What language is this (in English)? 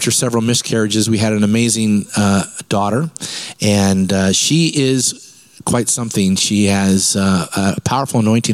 English